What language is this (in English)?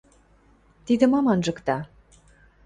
Western Mari